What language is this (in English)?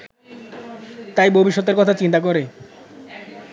Bangla